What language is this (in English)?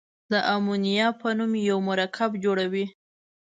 Pashto